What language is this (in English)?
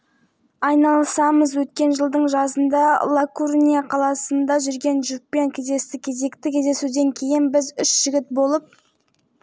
Kazakh